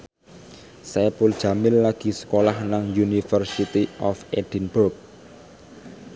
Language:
Javanese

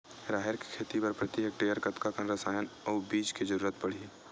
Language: Chhattisgarhi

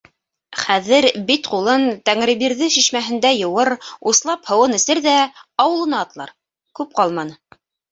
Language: Bashkir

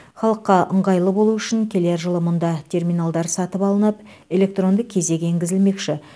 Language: Kazakh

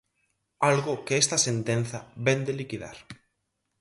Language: Galician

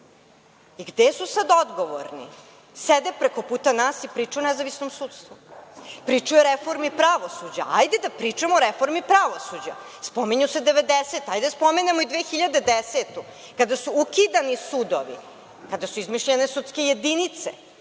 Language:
Serbian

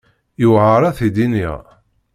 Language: Kabyle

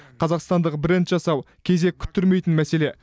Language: Kazakh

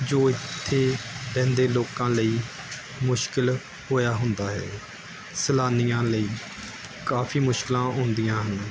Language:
Punjabi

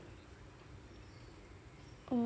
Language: English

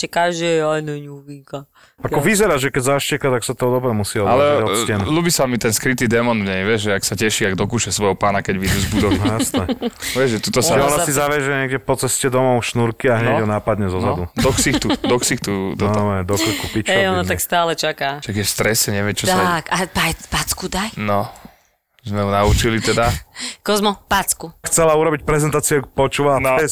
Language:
Slovak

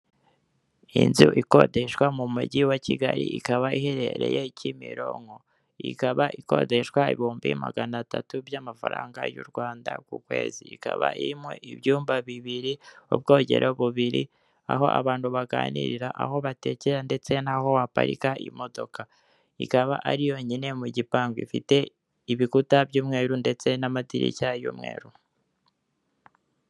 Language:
Kinyarwanda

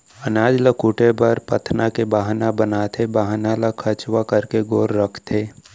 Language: Chhattisgarhi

